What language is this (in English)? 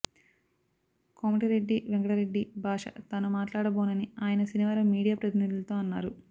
Telugu